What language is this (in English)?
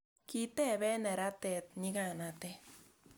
Kalenjin